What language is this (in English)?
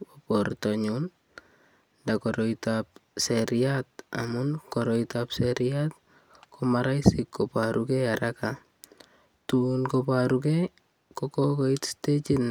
Kalenjin